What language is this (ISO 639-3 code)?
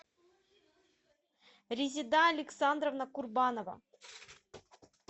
rus